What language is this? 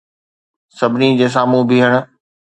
Sindhi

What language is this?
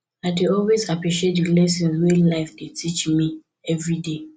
Nigerian Pidgin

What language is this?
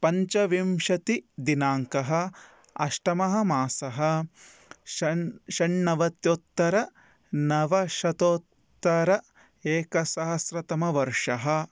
Sanskrit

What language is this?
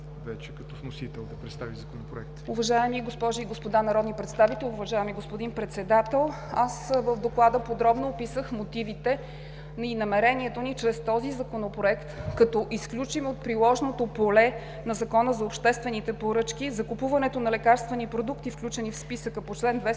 Bulgarian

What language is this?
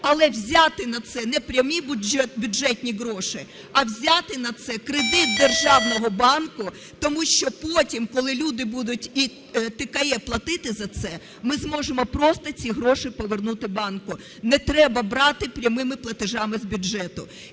Ukrainian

